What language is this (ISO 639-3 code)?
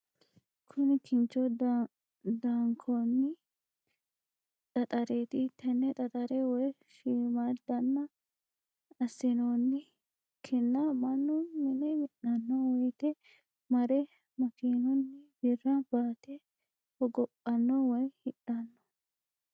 sid